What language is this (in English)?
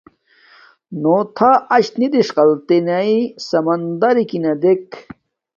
Domaaki